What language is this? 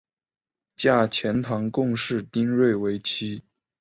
Chinese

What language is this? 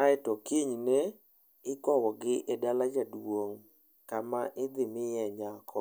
Luo (Kenya and Tanzania)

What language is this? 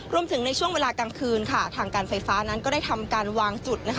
Thai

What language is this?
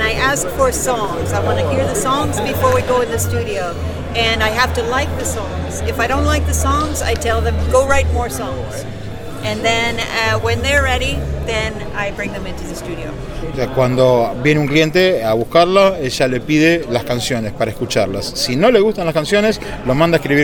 Spanish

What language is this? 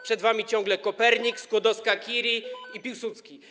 Polish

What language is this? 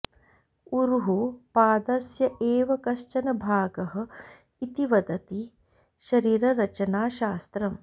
Sanskrit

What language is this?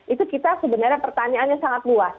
Indonesian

